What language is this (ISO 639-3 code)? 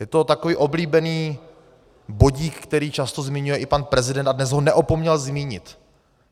ces